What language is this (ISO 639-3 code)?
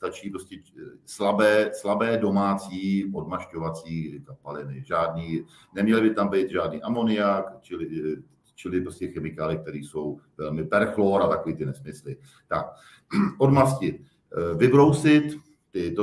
ces